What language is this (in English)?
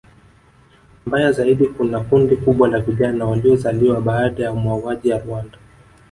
Swahili